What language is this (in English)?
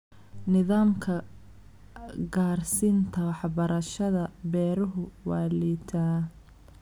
Somali